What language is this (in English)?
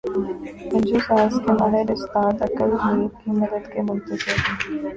Urdu